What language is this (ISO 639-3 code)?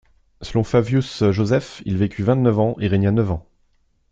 fra